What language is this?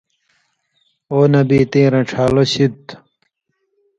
Indus Kohistani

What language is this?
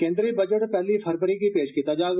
Dogri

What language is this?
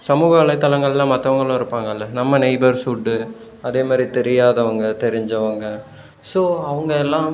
Tamil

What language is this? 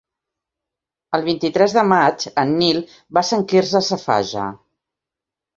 Catalan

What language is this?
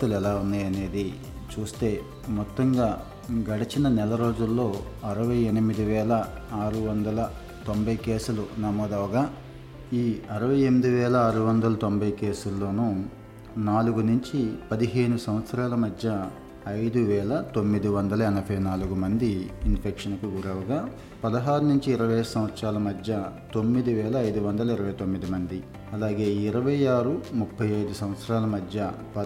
Telugu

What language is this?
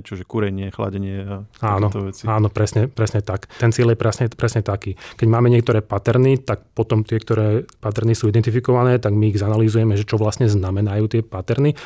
Slovak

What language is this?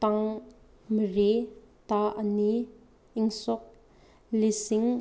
Manipuri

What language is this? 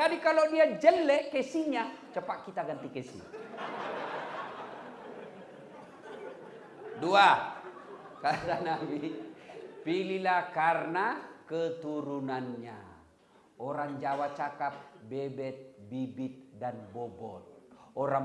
Indonesian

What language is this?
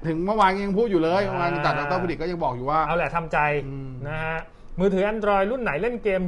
Thai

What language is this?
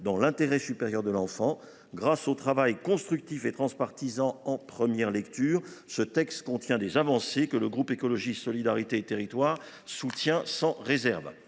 French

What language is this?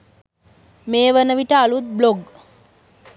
Sinhala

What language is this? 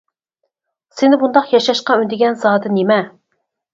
Uyghur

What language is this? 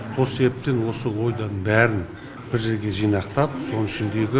Kazakh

